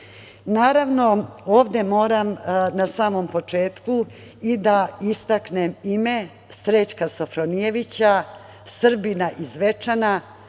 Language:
Serbian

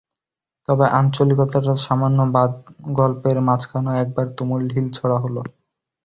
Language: Bangla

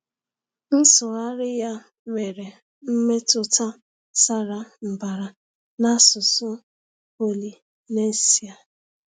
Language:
Igbo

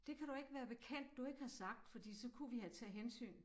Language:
Danish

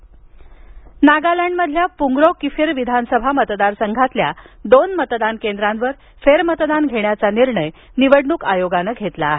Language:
Marathi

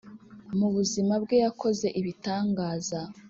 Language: Kinyarwanda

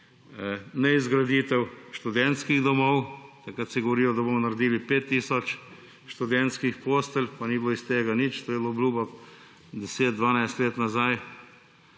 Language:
Slovenian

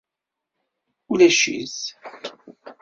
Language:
Kabyle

